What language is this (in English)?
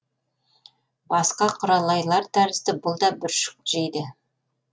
Kazakh